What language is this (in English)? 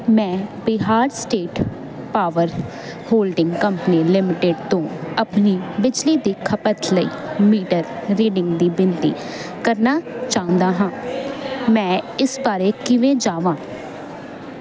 Punjabi